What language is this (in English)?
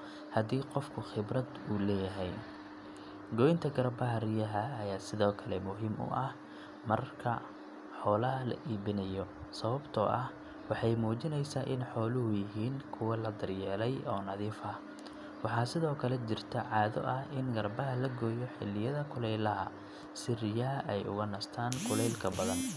Somali